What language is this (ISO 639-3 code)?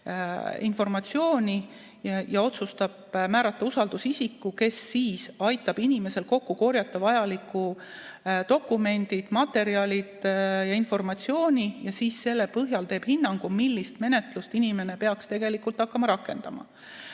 est